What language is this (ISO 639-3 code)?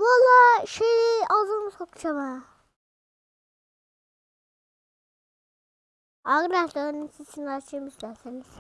tur